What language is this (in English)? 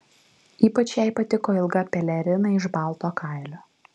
Lithuanian